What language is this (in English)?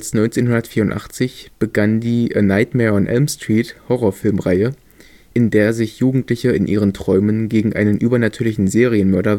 German